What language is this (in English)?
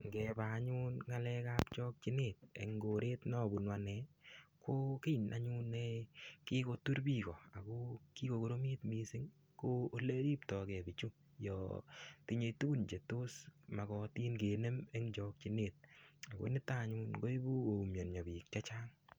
Kalenjin